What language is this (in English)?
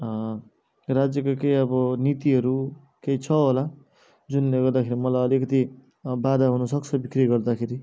Nepali